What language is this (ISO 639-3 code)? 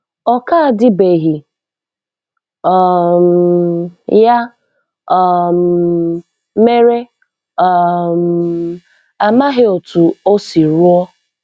ibo